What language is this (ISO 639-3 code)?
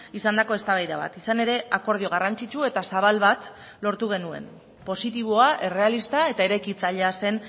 eus